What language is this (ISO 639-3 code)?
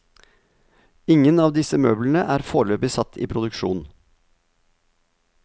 nor